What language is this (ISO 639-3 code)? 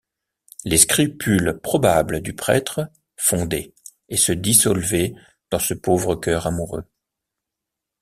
fra